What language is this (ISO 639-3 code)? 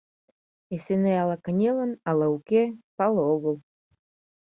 chm